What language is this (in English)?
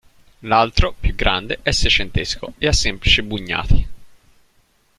Italian